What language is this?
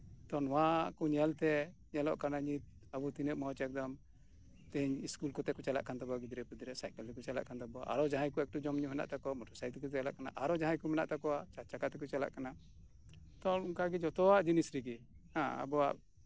Santali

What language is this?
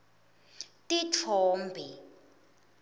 Swati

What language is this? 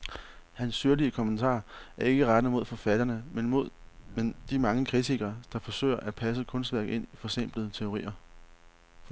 Danish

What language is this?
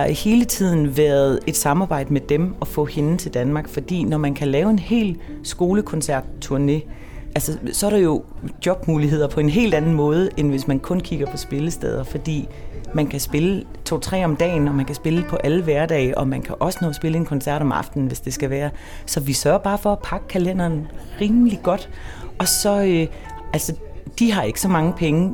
Danish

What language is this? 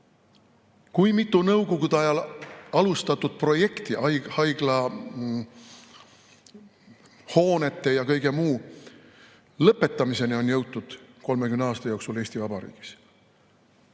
Estonian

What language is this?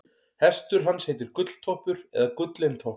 Icelandic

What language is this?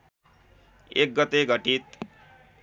Nepali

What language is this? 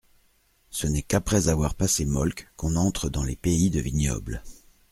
French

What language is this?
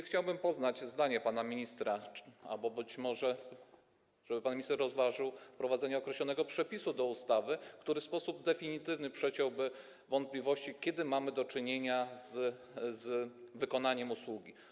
Polish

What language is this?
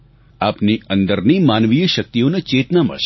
Gujarati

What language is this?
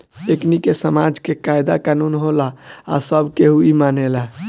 Bhojpuri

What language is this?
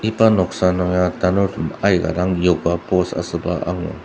Ao Naga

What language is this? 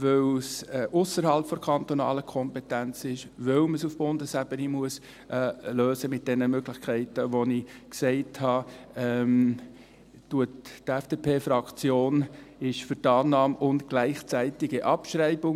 Swiss German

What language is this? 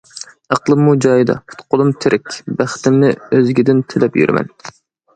Uyghur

